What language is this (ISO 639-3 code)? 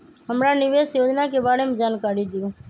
mag